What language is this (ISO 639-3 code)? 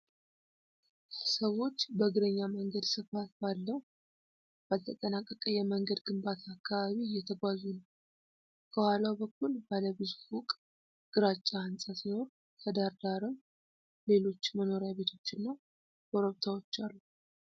amh